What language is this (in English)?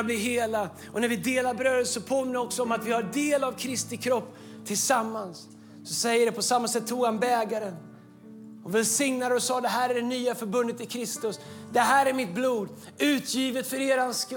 Swedish